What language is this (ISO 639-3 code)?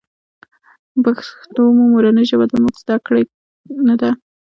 pus